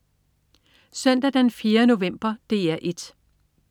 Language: Danish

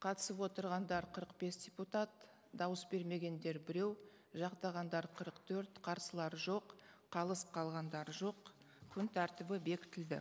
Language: Kazakh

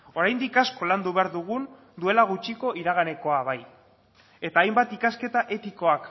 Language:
Basque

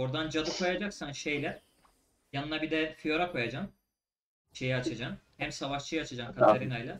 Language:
Turkish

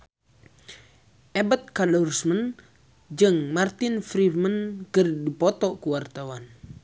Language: Sundanese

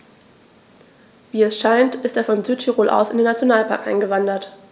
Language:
German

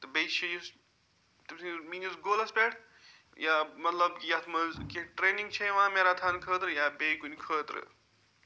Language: Kashmiri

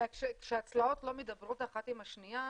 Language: Hebrew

